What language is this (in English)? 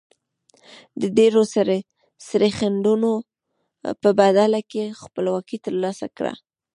Pashto